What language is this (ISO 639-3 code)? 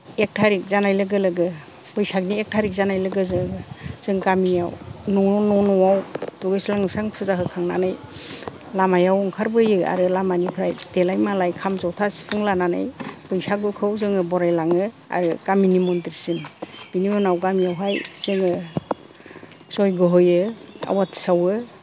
brx